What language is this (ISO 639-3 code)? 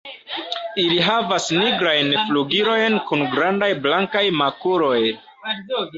epo